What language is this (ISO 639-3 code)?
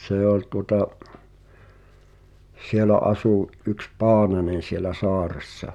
fin